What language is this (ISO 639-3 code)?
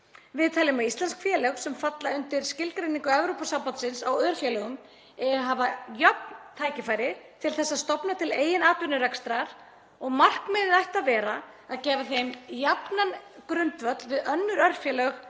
isl